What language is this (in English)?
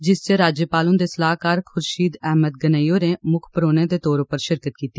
Dogri